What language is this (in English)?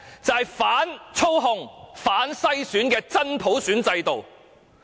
Cantonese